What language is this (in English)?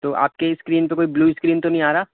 Urdu